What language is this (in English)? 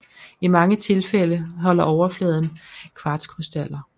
Danish